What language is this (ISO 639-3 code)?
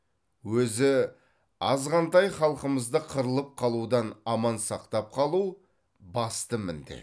kaz